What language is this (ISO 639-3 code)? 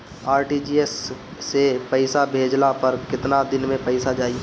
bho